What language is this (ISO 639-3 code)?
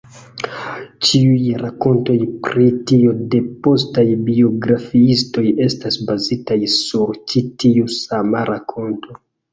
epo